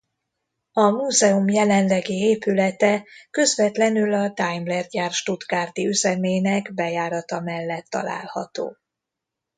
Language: Hungarian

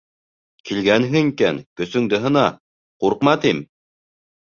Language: Bashkir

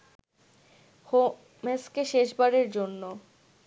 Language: Bangla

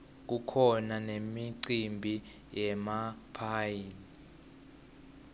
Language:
Swati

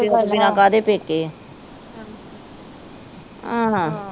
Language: Punjabi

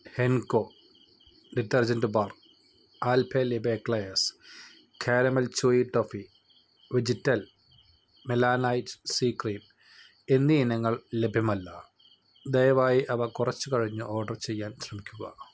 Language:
Malayalam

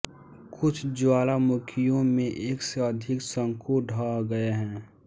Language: Hindi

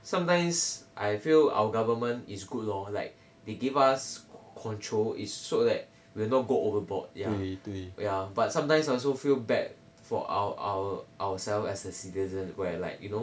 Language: English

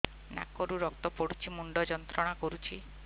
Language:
Odia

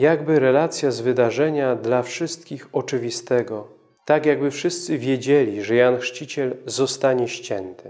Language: Polish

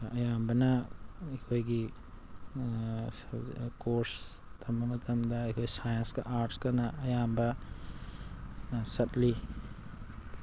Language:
Manipuri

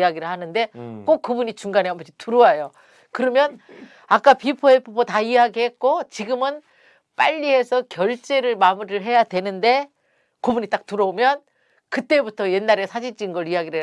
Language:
Korean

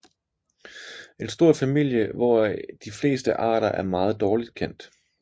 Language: Danish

